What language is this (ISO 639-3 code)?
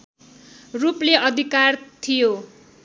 nep